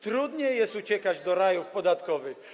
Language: Polish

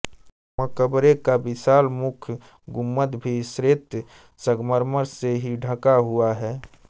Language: Hindi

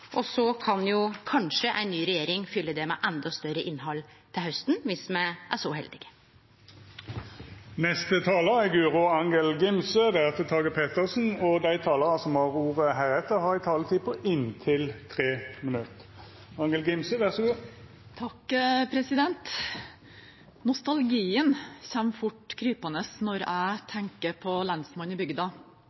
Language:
Norwegian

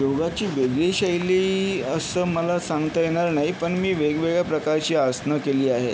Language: Marathi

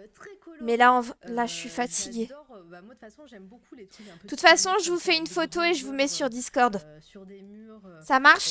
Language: French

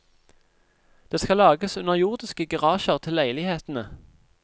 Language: Norwegian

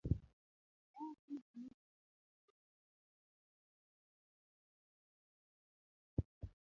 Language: Luo (Kenya and Tanzania)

